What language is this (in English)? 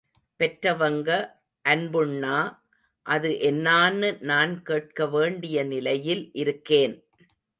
Tamil